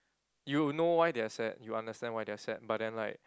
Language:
English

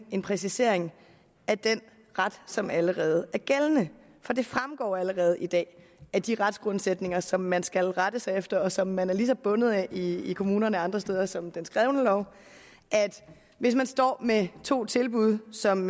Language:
Danish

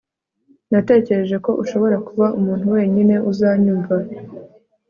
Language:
Kinyarwanda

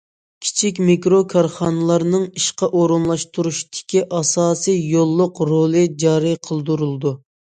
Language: Uyghur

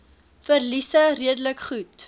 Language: Afrikaans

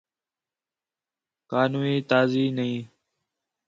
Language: Khetrani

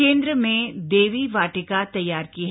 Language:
Hindi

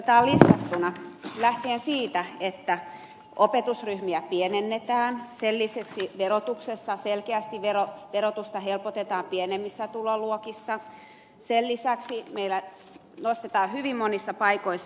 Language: Finnish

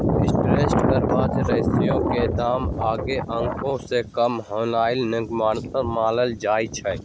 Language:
Magahi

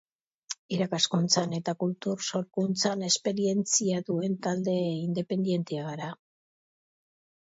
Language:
Basque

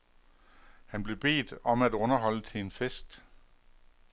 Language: Danish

